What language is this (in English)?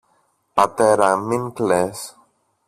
Greek